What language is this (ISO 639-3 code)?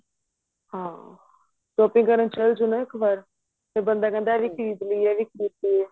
pan